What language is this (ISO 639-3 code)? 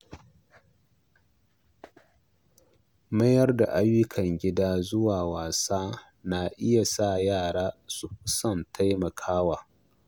hau